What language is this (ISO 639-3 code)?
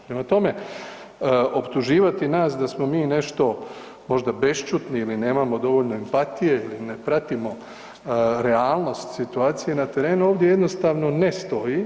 hrv